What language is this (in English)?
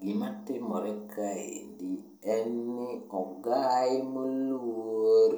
Luo (Kenya and Tanzania)